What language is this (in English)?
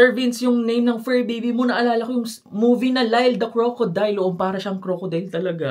Filipino